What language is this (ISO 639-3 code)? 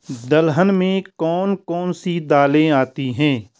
hin